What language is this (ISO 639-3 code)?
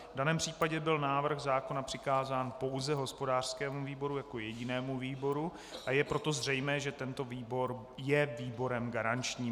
ces